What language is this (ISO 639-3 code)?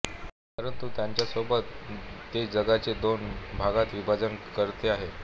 mar